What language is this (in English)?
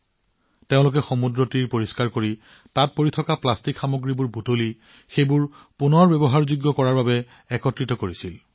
Assamese